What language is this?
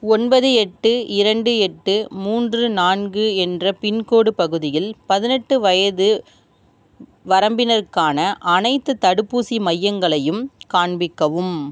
Tamil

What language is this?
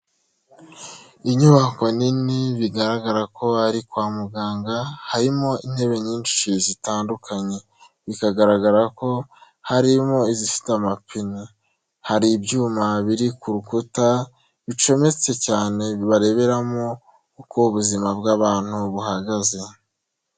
Kinyarwanda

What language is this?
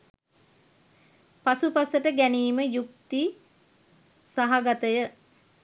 Sinhala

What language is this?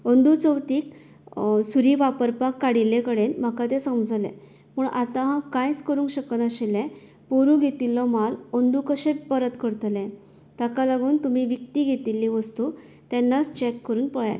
Konkani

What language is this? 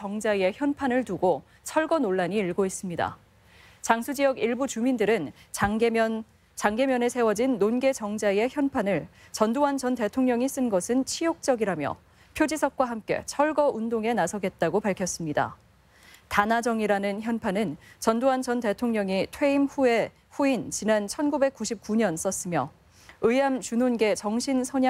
Korean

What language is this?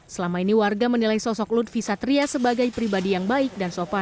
Indonesian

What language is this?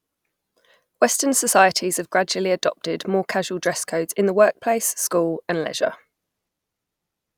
English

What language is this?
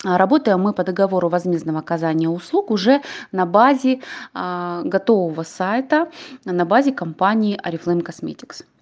Russian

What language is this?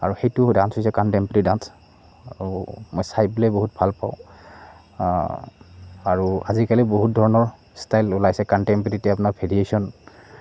Assamese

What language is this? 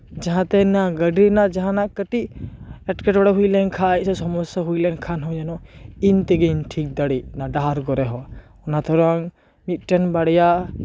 Santali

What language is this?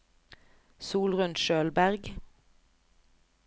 Norwegian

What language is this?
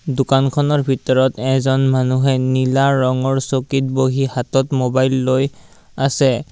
Assamese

